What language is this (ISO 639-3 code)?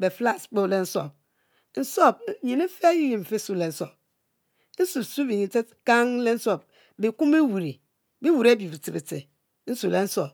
mfo